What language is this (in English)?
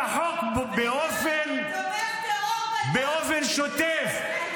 Hebrew